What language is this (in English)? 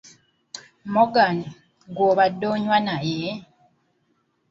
Ganda